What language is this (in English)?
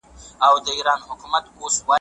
Pashto